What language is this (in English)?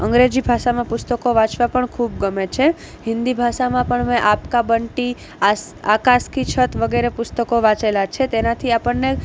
Gujarati